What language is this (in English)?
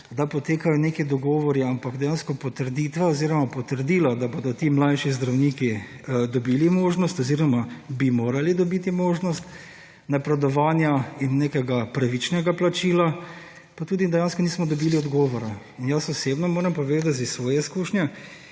Slovenian